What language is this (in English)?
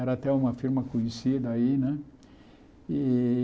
Portuguese